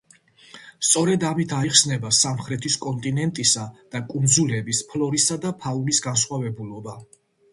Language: Georgian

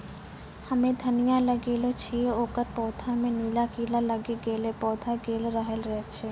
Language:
Maithili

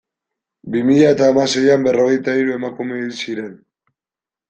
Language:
Basque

